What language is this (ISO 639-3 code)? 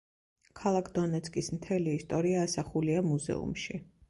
kat